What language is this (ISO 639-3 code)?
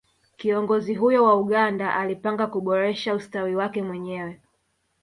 swa